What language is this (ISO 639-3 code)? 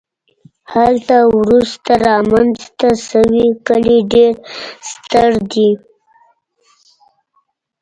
pus